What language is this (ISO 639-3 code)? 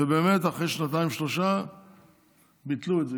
heb